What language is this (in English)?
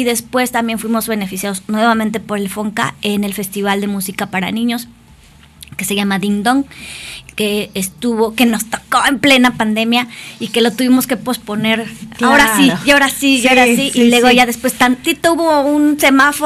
Spanish